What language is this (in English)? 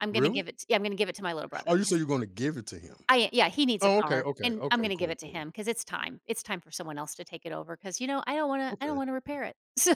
English